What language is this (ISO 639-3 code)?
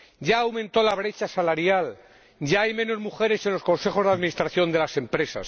spa